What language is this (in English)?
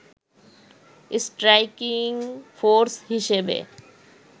Bangla